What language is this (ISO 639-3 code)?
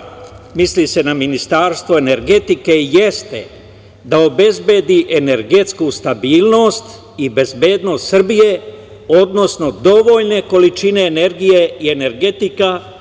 srp